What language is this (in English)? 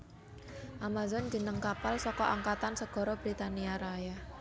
Javanese